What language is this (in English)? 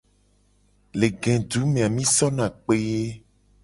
Gen